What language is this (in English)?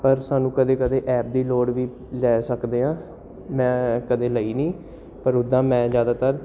Punjabi